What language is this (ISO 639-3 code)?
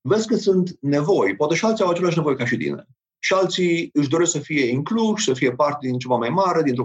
ron